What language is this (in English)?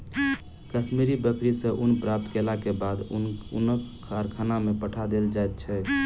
Maithili